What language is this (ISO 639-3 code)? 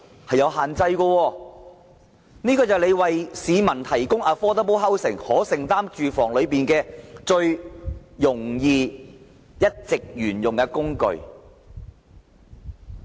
yue